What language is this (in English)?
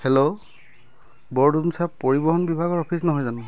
Assamese